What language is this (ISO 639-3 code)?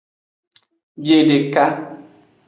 ajg